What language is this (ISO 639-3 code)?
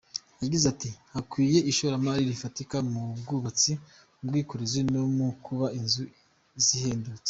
kin